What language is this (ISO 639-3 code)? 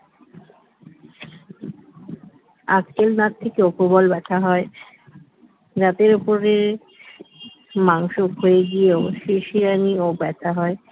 ben